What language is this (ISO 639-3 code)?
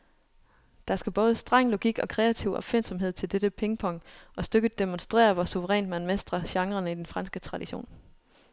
dan